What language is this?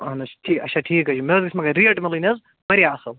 Kashmiri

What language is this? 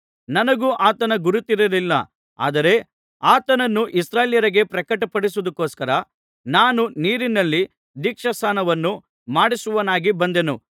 Kannada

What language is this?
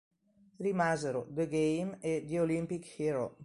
Italian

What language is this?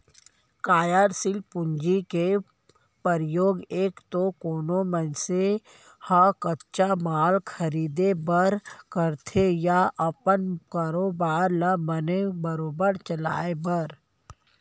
Chhattisgarhi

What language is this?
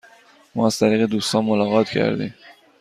Persian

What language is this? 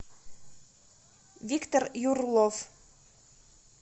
Russian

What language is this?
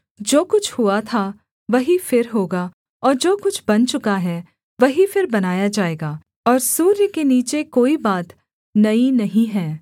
Hindi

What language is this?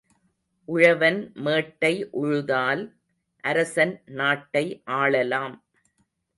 Tamil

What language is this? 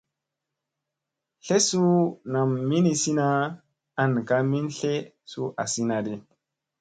Musey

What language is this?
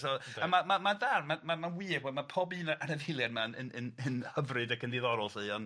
Welsh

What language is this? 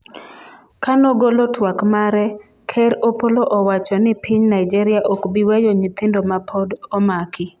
Luo (Kenya and Tanzania)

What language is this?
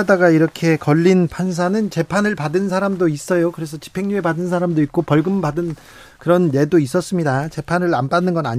Korean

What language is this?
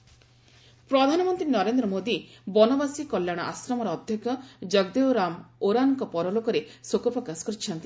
Odia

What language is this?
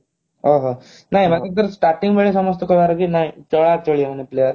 Odia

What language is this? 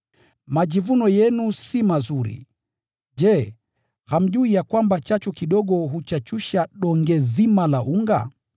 Swahili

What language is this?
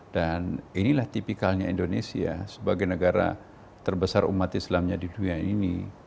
Indonesian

